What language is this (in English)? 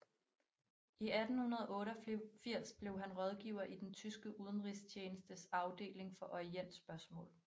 Danish